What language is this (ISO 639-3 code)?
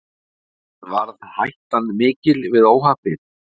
isl